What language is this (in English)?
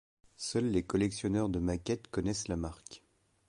French